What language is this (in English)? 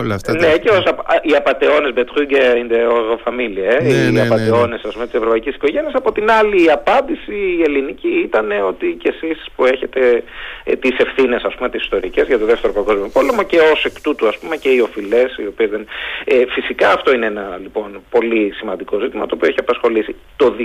Greek